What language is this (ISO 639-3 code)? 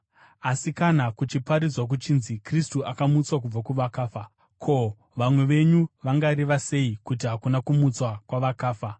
sna